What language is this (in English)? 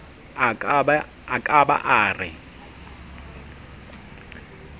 Southern Sotho